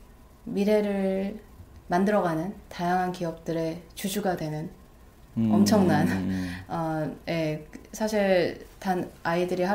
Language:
Korean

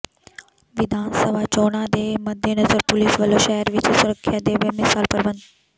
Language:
Punjabi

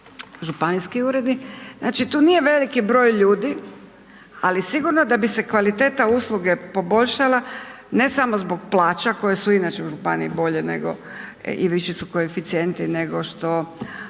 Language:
Croatian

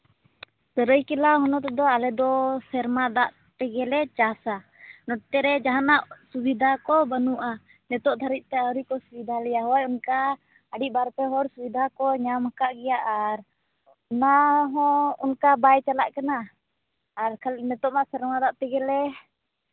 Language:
Santali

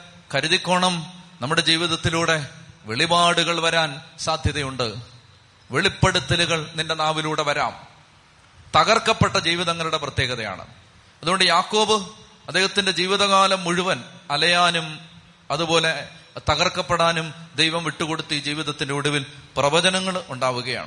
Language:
Malayalam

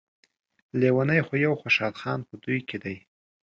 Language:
Pashto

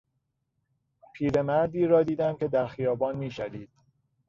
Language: Persian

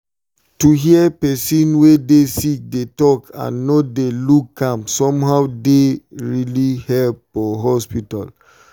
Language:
Nigerian Pidgin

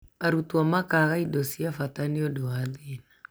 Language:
Kikuyu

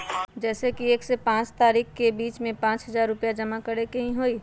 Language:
Magahi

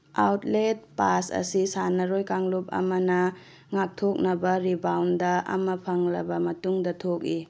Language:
Manipuri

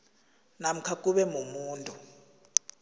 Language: South Ndebele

